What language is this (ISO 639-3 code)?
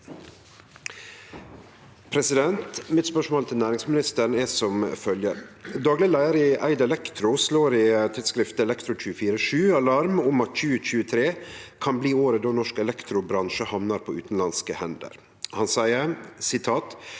nor